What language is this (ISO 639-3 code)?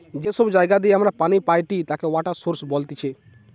ben